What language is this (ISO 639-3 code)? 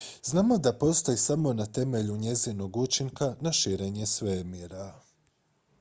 hrv